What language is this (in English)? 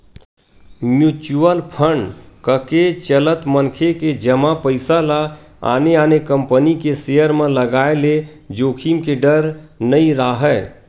Chhattisgarhi